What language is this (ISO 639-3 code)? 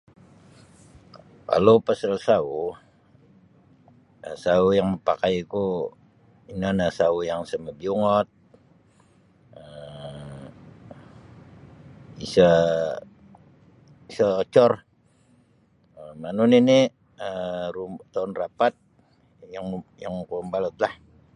bsy